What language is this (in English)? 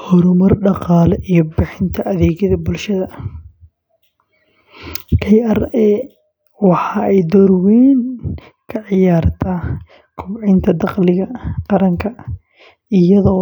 Somali